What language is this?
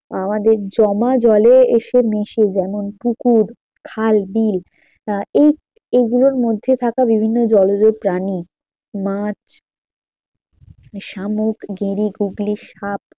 Bangla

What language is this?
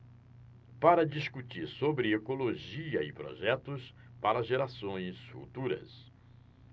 Portuguese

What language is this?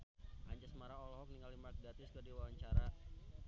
Sundanese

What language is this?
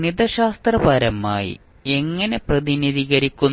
Malayalam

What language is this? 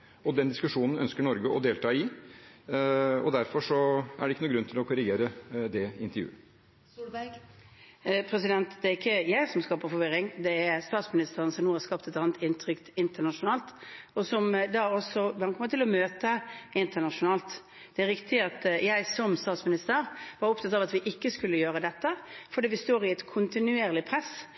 Norwegian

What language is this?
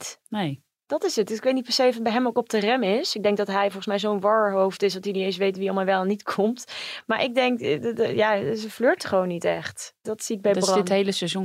Dutch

